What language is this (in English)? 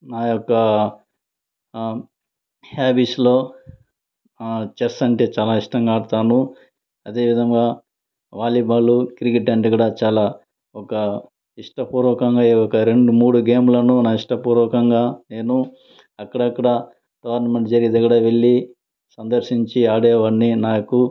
Telugu